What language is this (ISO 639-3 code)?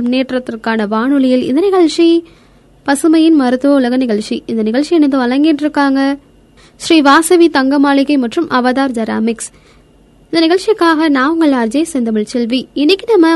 tam